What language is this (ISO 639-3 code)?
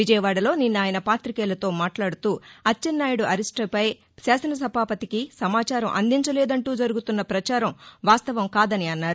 tel